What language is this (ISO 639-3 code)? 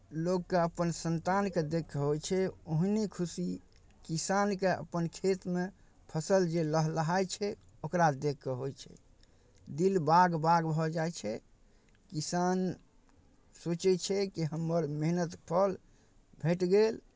mai